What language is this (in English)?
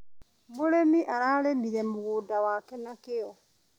Kikuyu